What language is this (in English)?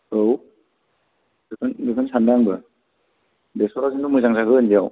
Bodo